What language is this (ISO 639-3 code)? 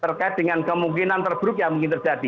ind